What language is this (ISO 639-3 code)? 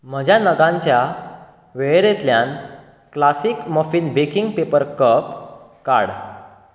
kok